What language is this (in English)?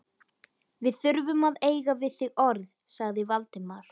Icelandic